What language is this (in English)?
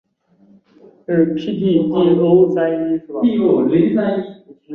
Chinese